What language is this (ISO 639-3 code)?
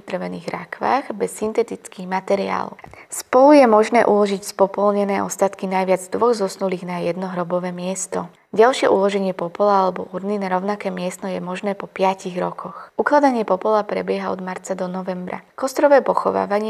slk